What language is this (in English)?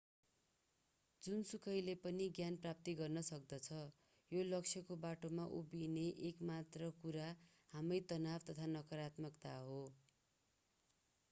Nepali